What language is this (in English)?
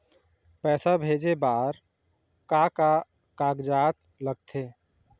Chhattisgarhi